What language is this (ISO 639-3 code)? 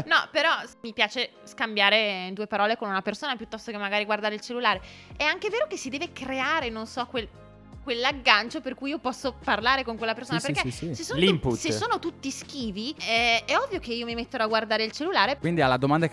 ita